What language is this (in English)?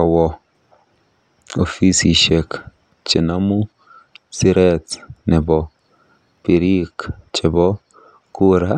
Kalenjin